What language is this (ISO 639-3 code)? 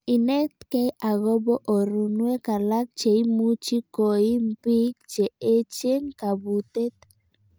kln